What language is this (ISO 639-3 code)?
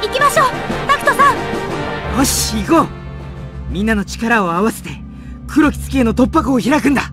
jpn